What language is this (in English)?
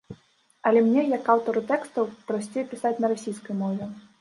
Belarusian